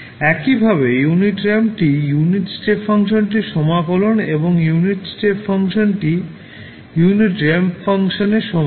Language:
Bangla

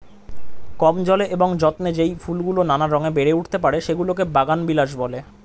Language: Bangla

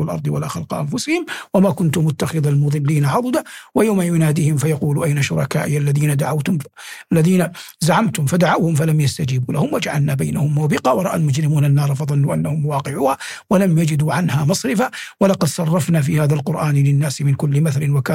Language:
Arabic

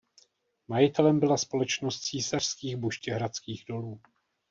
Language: Czech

